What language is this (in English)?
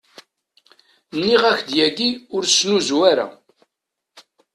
Kabyle